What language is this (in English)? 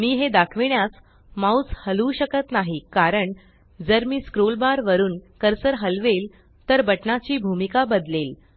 Marathi